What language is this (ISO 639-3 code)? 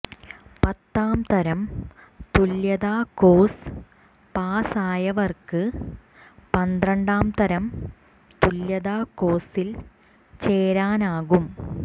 mal